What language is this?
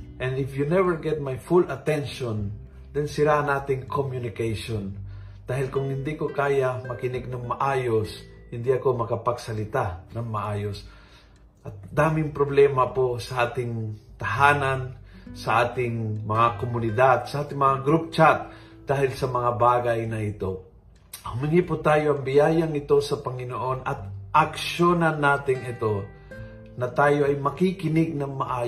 Filipino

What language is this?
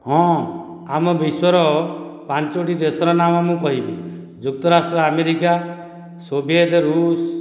Odia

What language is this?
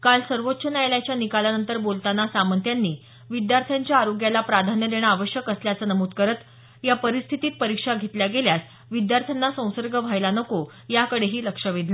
Marathi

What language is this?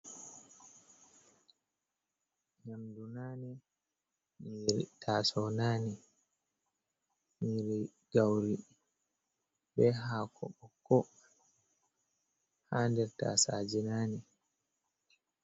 Fula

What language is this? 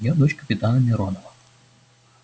Russian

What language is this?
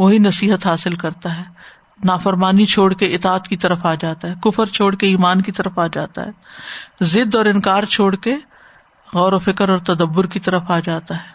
Urdu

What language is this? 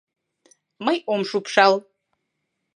Mari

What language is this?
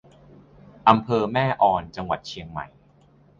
Thai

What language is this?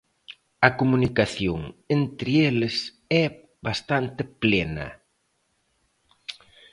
Galician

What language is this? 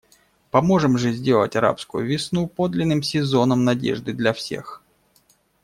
Russian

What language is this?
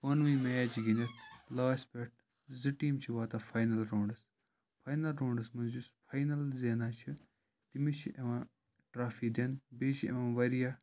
Kashmiri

